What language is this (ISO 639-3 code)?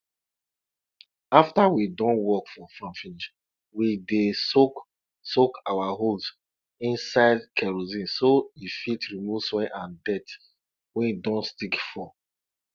pcm